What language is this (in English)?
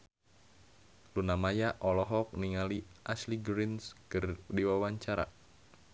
Sundanese